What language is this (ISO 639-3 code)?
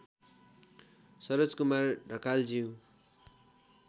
nep